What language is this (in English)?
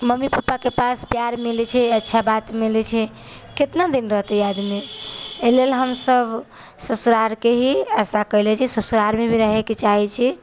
Maithili